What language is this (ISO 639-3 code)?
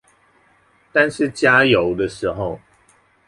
zho